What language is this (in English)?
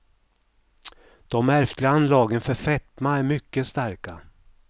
Swedish